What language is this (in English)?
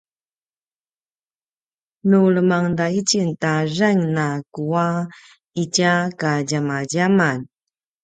Paiwan